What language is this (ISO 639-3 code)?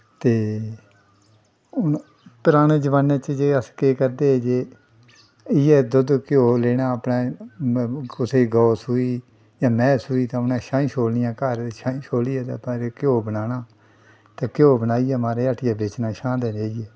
doi